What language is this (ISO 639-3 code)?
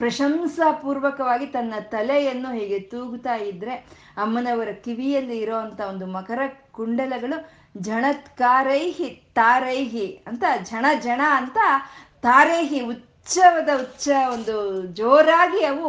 kan